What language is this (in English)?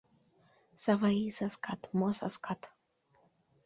Mari